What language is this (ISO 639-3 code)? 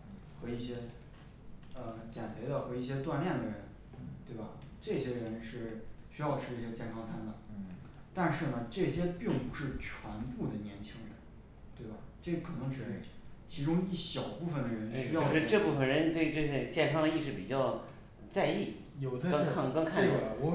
zho